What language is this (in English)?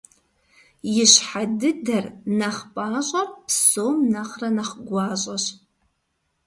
Kabardian